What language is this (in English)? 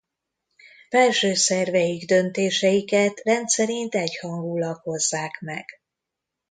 Hungarian